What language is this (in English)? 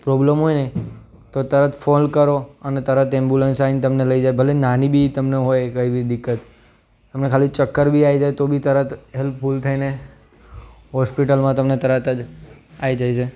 Gujarati